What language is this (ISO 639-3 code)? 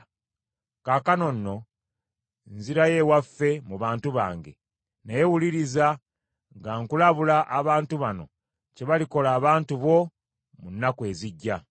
lug